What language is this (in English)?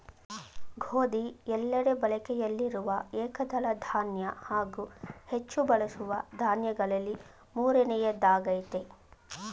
Kannada